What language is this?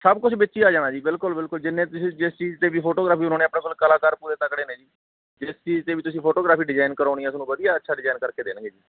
Punjabi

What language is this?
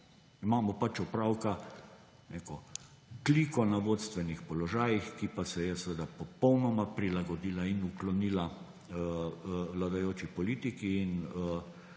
Slovenian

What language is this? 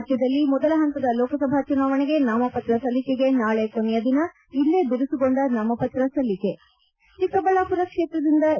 Kannada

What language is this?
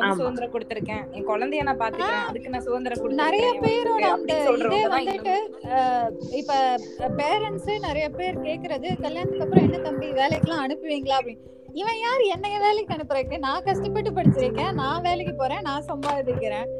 Tamil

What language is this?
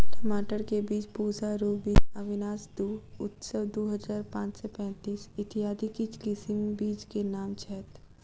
Maithili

